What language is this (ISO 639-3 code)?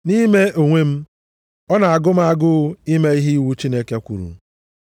ibo